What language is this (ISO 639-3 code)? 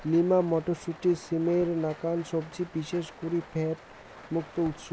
ben